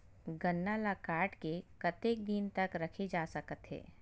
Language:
Chhattisgarhi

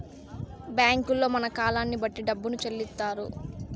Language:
Telugu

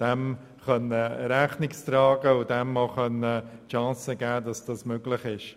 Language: Swiss German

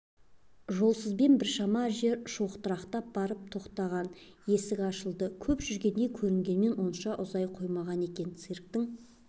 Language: Kazakh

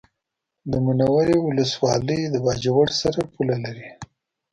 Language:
Pashto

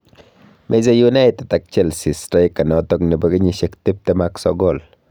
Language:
Kalenjin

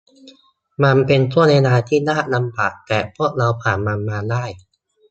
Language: Thai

